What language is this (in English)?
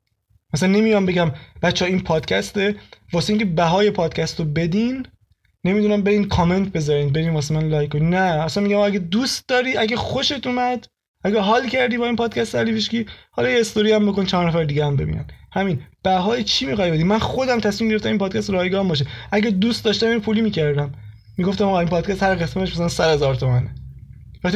Persian